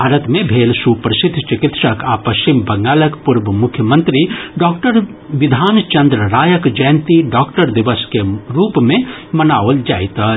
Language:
Maithili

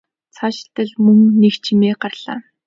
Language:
Mongolian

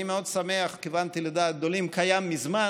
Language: Hebrew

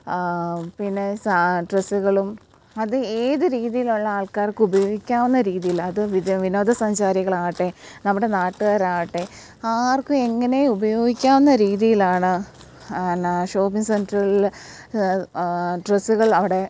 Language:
Malayalam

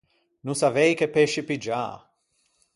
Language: Ligurian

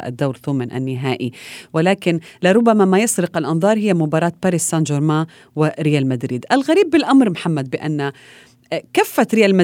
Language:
Arabic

